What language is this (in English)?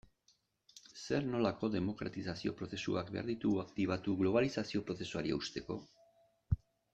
Basque